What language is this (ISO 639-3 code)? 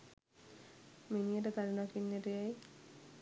sin